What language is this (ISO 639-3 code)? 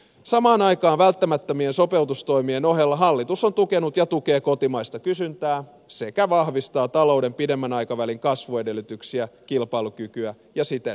fin